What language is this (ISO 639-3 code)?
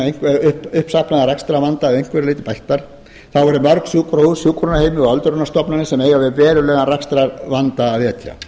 isl